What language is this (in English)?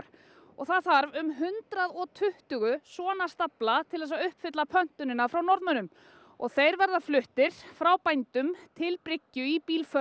Icelandic